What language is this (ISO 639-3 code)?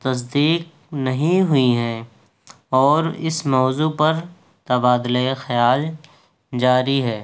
urd